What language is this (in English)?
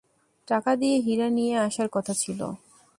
Bangla